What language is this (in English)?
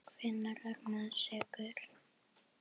Icelandic